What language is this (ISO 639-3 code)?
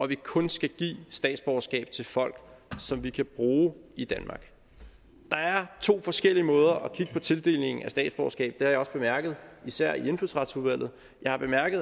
dan